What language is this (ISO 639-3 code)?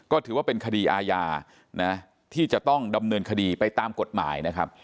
tha